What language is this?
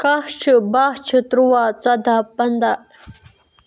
Kashmiri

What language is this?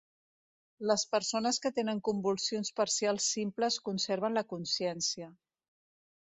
Catalan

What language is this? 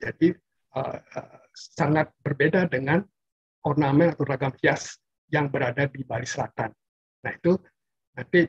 Indonesian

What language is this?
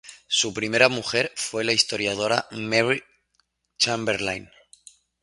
Spanish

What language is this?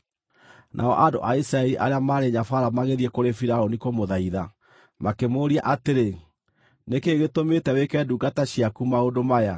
Kikuyu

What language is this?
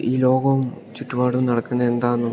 Malayalam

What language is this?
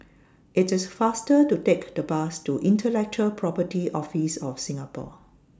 English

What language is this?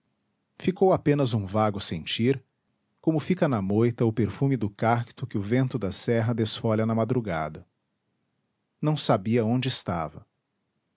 Portuguese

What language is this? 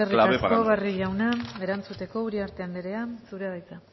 Basque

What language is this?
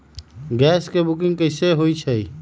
Magahi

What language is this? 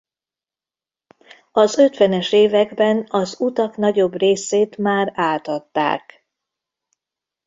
Hungarian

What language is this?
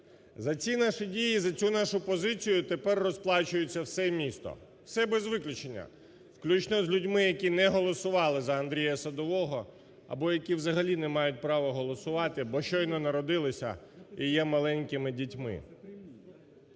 Ukrainian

